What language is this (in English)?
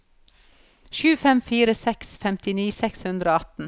Norwegian